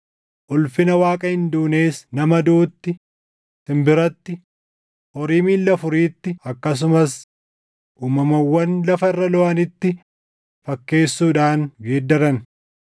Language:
Oromo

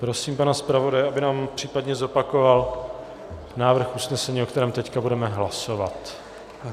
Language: Czech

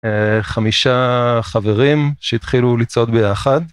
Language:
Hebrew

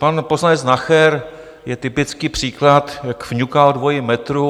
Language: Czech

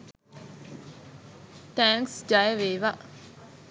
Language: Sinhala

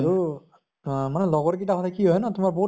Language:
Assamese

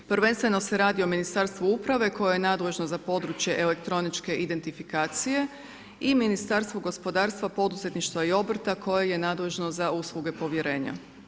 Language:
Croatian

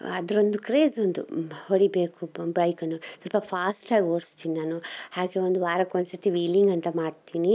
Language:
Kannada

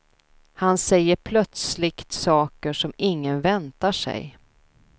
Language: Swedish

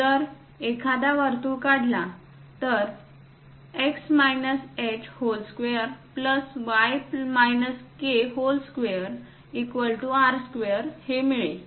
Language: Marathi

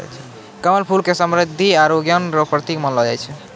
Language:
Maithili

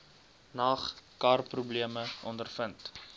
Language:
Afrikaans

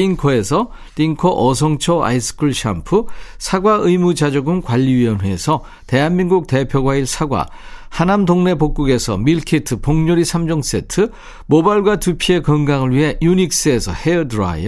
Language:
Korean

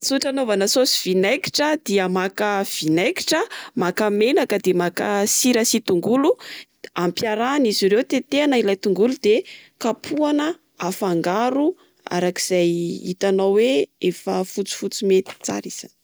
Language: Malagasy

